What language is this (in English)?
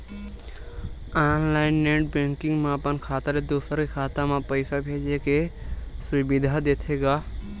Chhattisgarhi